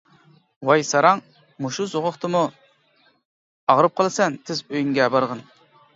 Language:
Uyghur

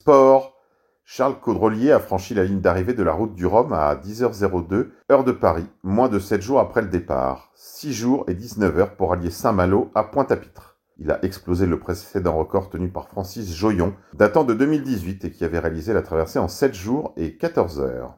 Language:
French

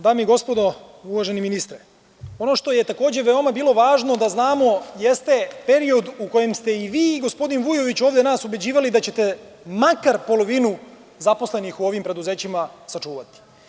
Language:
Serbian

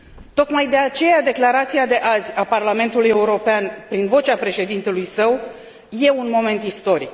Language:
Romanian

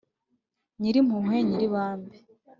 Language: Kinyarwanda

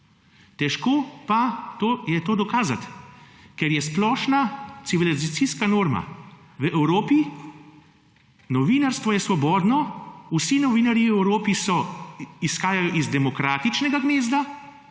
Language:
Slovenian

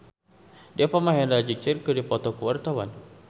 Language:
Sundanese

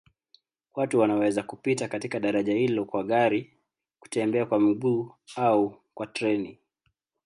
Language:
Swahili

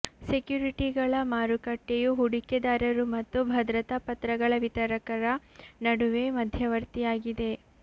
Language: Kannada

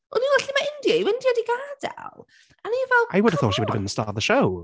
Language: Welsh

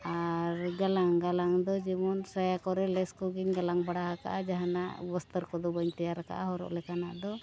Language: Santali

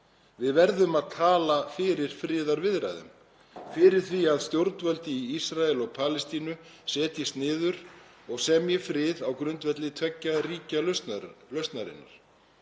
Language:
Icelandic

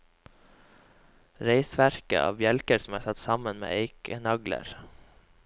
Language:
Norwegian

